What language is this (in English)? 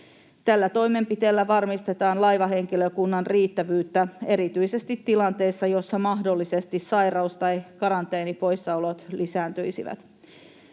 Finnish